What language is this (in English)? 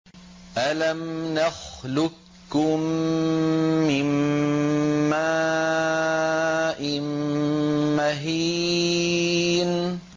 Arabic